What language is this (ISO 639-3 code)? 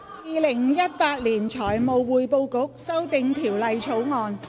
yue